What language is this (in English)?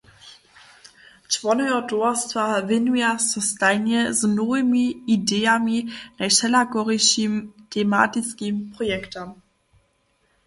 Upper Sorbian